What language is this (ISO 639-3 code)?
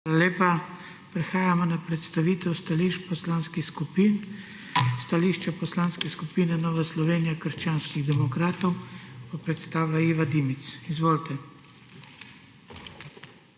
slv